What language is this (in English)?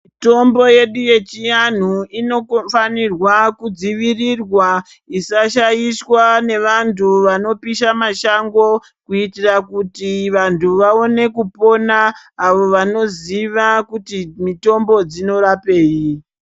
Ndau